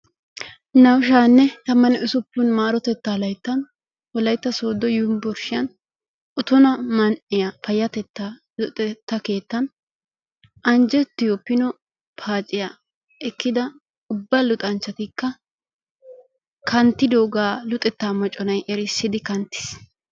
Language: Wolaytta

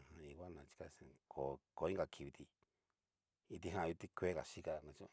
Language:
Cacaloxtepec Mixtec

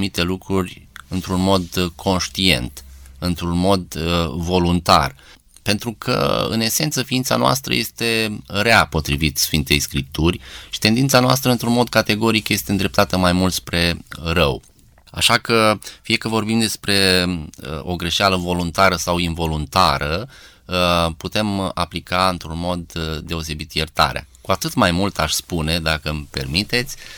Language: Romanian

